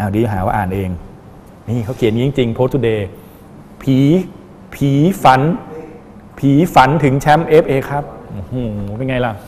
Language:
Thai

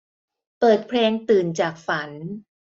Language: Thai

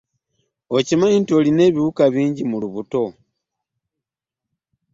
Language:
Ganda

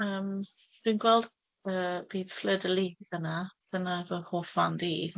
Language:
Welsh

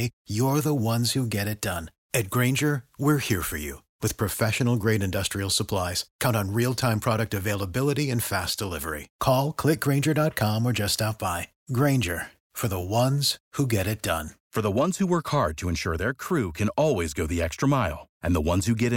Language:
Romanian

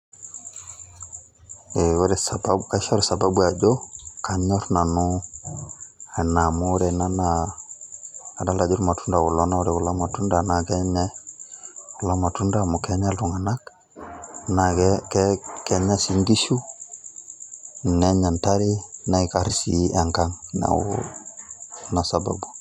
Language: Masai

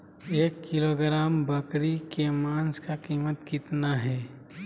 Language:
Magahi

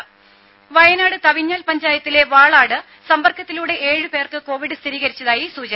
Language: Malayalam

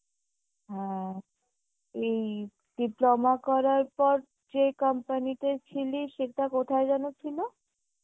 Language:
Bangla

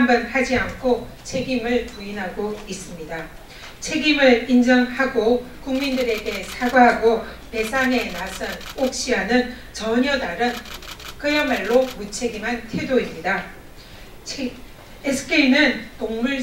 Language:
Korean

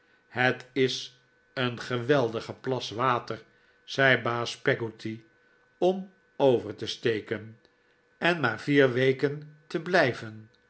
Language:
Dutch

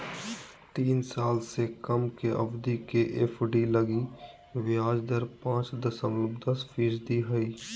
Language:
Magahi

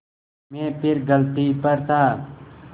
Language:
Hindi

